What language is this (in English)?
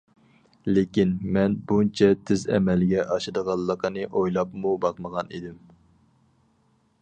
Uyghur